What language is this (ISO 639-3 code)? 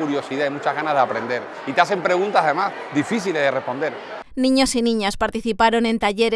spa